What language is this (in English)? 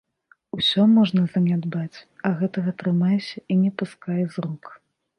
Belarusian